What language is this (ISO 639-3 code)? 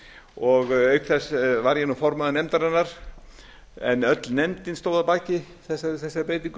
isl